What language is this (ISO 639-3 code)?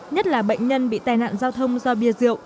vie